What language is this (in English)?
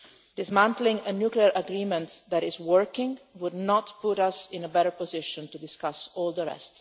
English